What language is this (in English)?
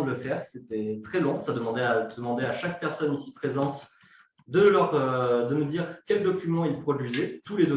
French